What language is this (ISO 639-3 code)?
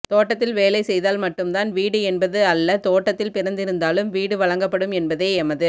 tam